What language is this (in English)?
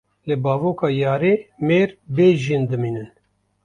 Kurdish